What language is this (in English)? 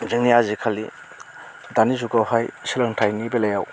Bodo